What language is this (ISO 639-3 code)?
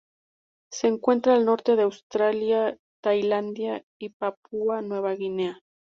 spa